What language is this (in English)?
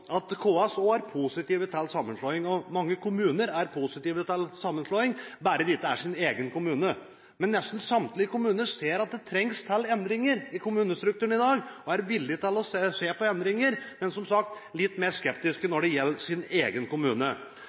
Norwegian Bokmål